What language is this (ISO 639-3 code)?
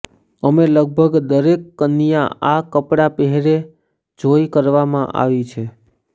guj